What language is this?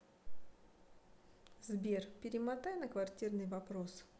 Russian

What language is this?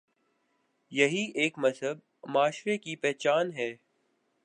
Urdu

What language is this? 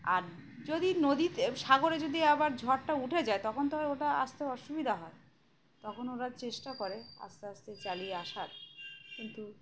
Bangla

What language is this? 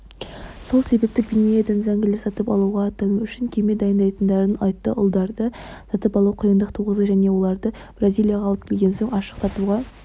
Kazakh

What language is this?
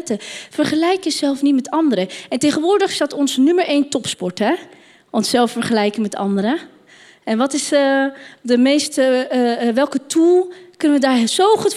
Dutch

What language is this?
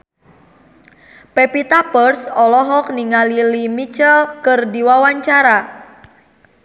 Sundanese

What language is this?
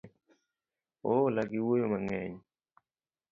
Luo (Kenya and Tanzania)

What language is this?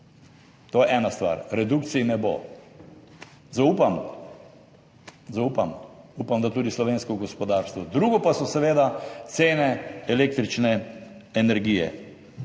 Slovenian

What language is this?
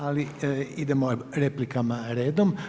Croatian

